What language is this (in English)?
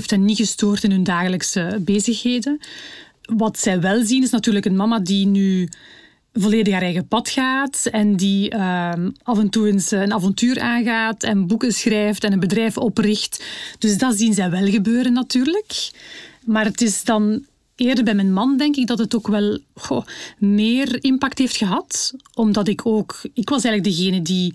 Dutch